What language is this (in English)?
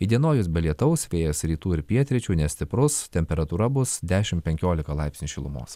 Lithuanian